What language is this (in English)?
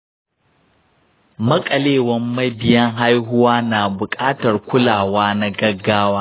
Hausa